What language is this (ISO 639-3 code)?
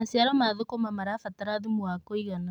kik